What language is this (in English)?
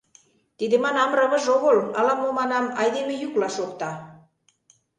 Mari